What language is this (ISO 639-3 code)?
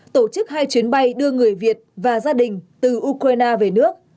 vie